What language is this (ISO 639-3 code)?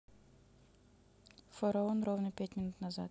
rus